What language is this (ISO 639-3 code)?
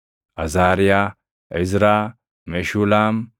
orm